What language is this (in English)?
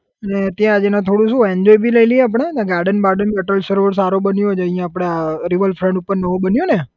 Gujarati